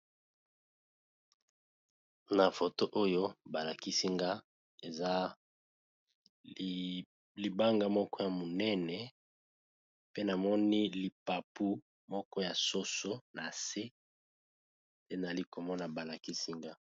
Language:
Lingala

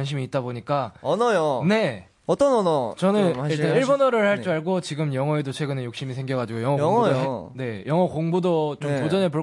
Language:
Korean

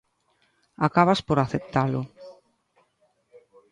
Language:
Galician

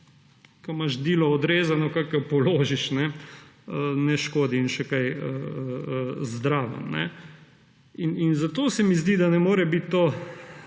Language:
Slovenian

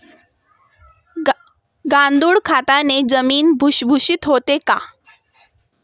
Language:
Marathi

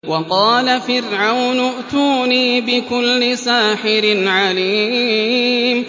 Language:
Arabic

